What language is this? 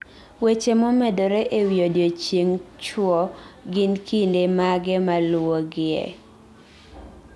Luo (Kenya and Tanzania)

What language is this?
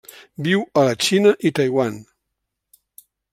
Catalan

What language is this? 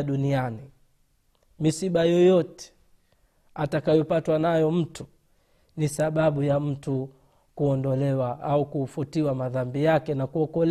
Swahili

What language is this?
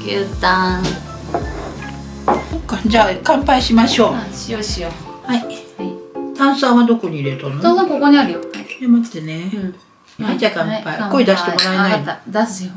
Japanese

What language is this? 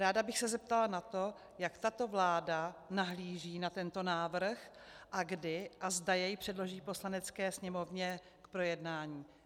Czech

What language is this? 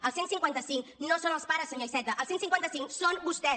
Catalan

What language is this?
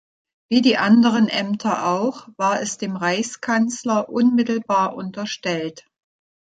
German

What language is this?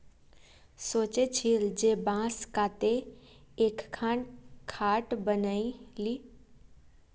Magahi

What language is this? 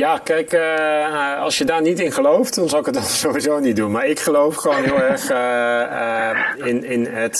Dutch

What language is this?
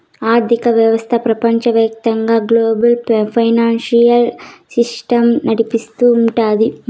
Telugu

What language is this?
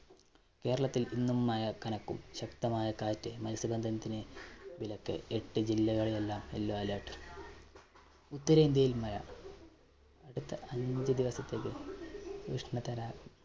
Malayalam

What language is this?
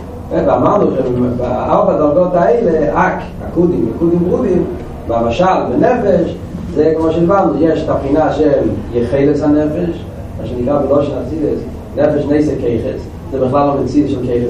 Hebrew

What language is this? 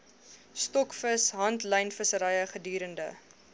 Afrikaans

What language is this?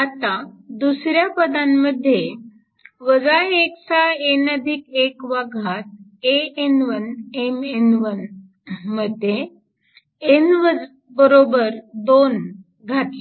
Marathi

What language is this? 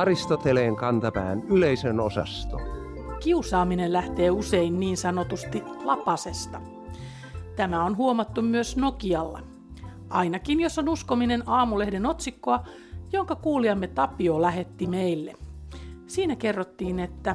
Finnish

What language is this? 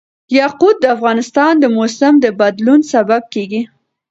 Pashto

